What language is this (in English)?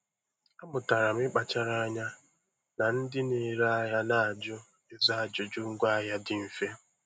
Igbo